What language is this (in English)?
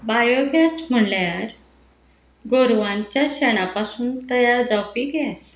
Konkani